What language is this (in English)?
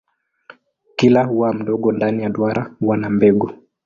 Swahili